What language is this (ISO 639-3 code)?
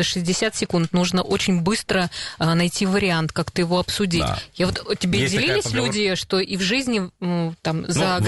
rus